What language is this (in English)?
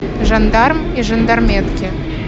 Russian